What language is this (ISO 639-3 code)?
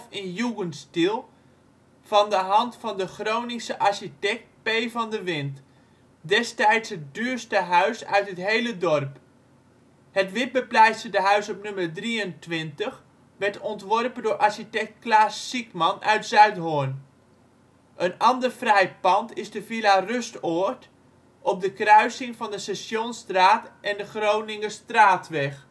nld